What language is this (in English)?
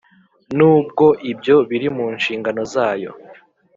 Kinyarwanda